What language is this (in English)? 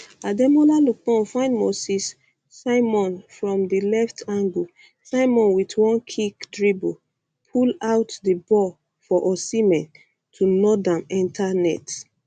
Nigerian Pidgin